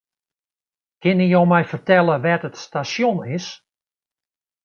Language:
Western Frisian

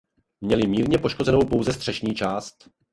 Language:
Czech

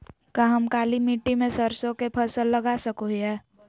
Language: Magahi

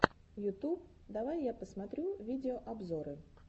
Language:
Russian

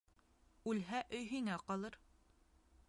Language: Bashkir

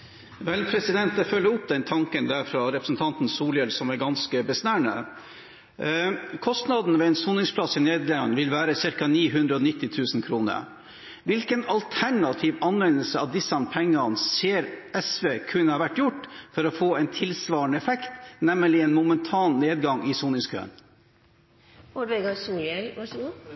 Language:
Norwegian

